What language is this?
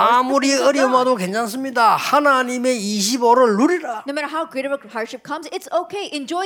Korean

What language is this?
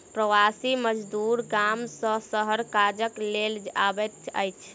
Maithili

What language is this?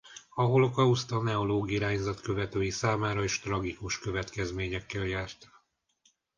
Hungarian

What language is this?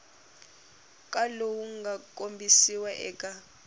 Tsonga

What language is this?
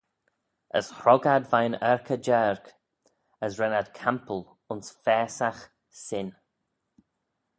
Manx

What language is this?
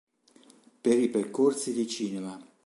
Italian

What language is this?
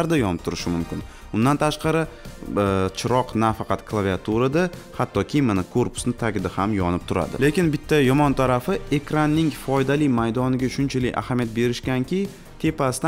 Turkish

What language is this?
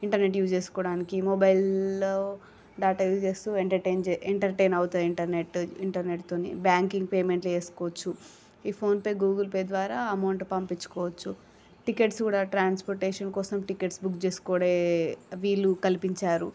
Telugu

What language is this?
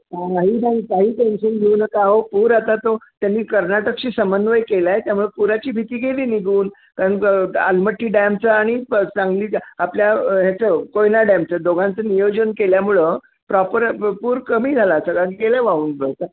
Marathi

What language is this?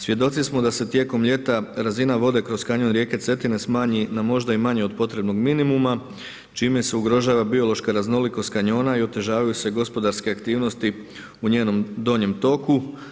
Croatian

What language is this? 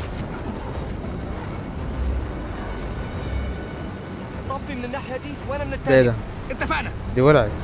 Arabic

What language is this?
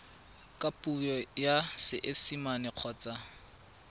Tswana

